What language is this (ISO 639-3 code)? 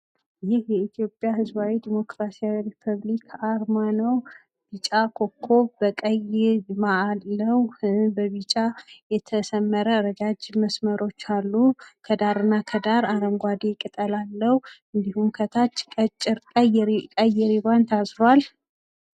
amh